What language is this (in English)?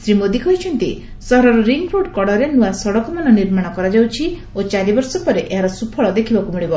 Odia